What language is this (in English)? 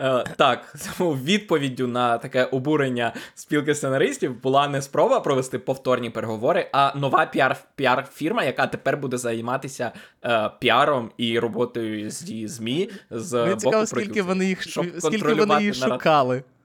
Ukrainian